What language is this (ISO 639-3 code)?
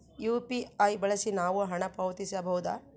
kan